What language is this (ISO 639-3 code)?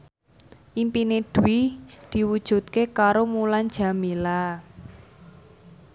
jav